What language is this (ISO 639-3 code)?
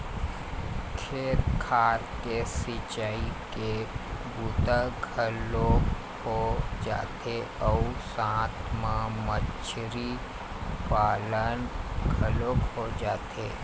hne